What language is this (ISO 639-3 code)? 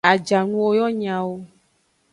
ajg